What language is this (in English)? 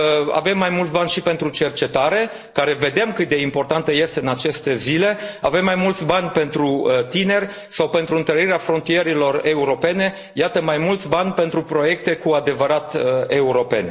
Romanian